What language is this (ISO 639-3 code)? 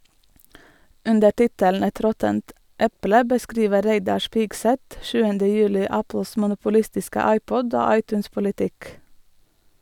nor